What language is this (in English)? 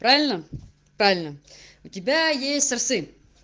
Russian